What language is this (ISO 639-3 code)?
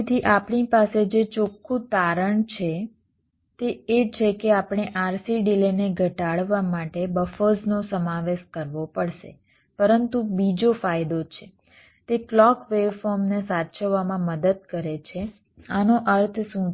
guj